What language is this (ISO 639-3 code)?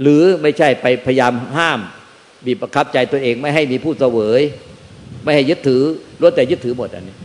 tha